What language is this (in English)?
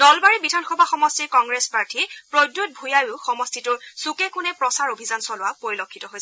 Assamese